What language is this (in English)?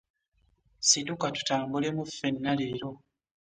Ganda